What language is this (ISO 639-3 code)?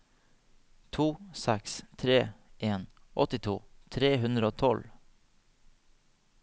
nor